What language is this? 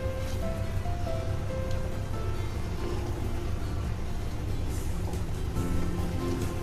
Hindi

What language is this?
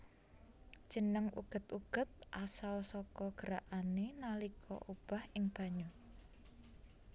Javanese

